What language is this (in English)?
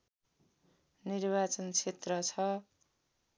Nepali